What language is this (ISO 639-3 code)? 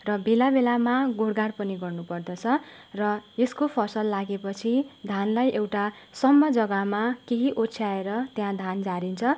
nep